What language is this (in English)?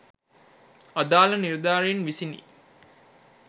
Sinhala